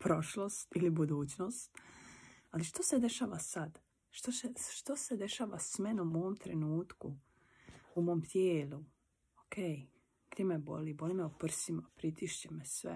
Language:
Croatian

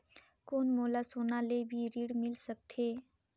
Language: Chhattisgarhi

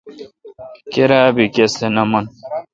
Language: Kalkoti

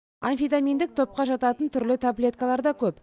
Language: Kazakh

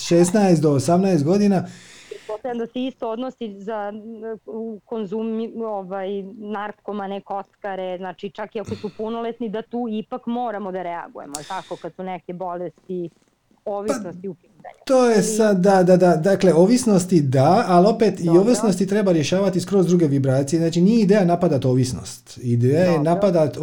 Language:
Croatian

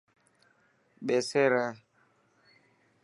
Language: Dhatki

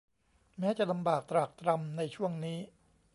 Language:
Thai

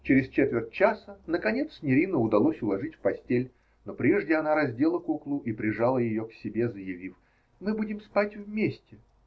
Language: Russian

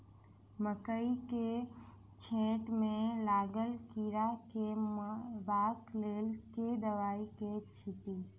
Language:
Maithili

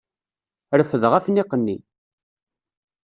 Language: Kabyle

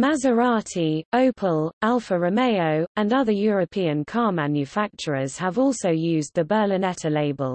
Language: English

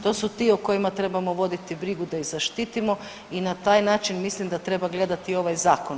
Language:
Croatian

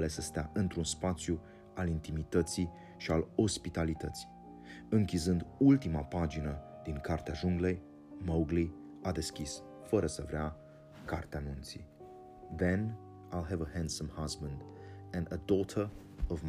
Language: Romanian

